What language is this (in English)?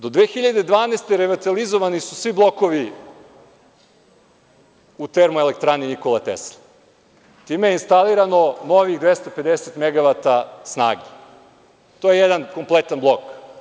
Serbian